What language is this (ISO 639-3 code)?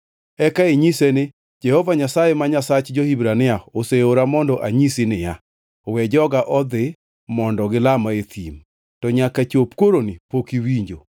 luo